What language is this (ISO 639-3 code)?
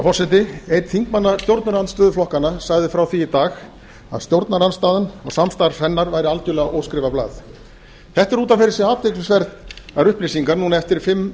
isl